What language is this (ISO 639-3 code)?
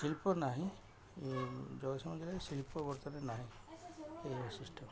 ori